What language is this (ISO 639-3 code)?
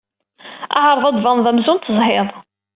kab